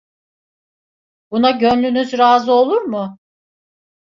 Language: Turkish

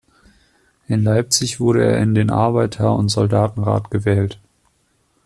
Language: German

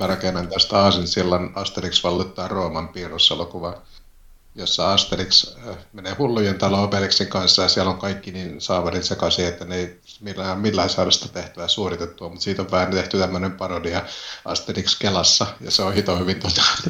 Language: Finnish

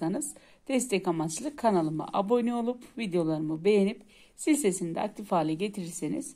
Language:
Turkish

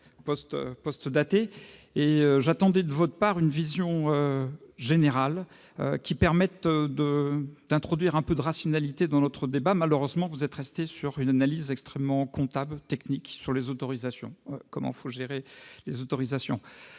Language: French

